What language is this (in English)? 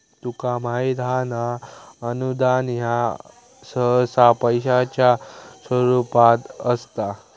Marathi